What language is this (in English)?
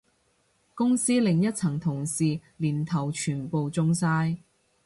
Cantonese